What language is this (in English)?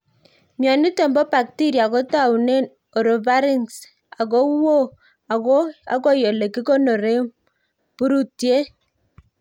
Kalenjin